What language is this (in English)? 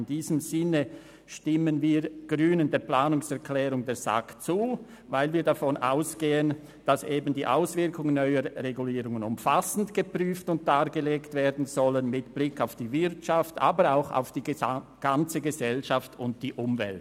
Swiss German